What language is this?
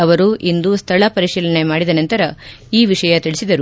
Kannada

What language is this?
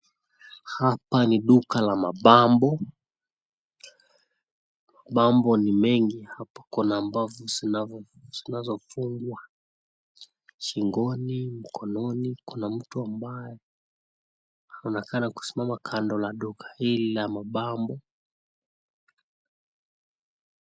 Swahili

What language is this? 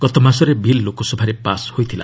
Odia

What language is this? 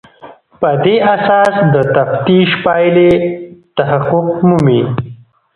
Pashto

